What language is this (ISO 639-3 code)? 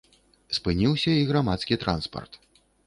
bel